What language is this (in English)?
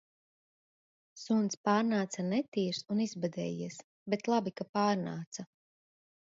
Latvian